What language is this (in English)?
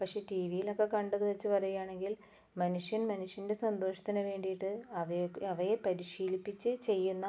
Malayalam